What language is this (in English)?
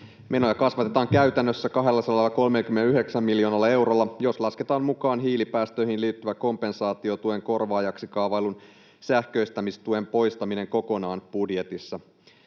Finnish